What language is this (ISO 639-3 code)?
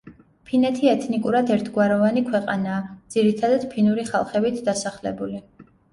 kat